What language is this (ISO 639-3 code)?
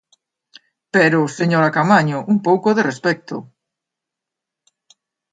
glg